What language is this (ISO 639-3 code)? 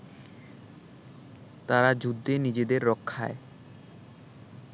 ben